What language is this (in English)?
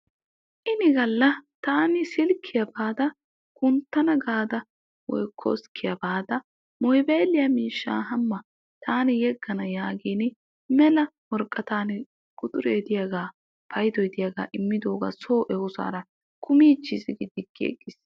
Wolaytta